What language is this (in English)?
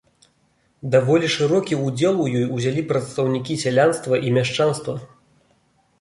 Belarusian